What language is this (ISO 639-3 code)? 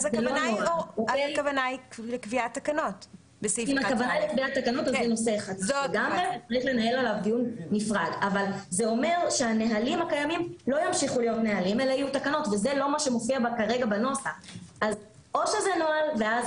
heb